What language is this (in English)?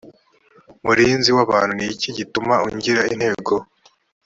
Kinyarwanda